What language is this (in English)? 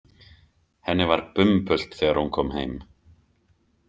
Icelandic